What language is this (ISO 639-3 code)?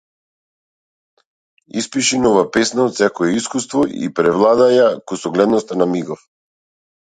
mkd